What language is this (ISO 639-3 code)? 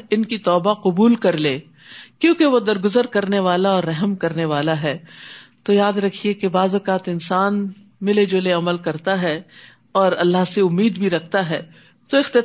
urd